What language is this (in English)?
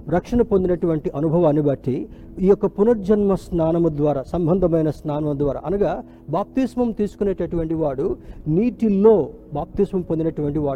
Telugu